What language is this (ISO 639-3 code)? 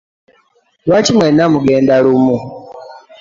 lug